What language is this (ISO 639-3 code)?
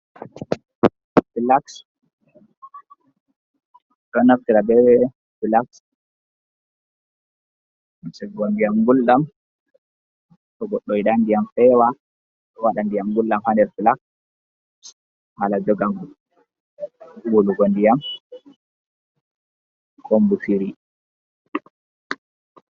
ful